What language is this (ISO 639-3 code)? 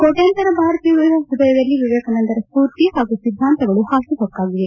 kan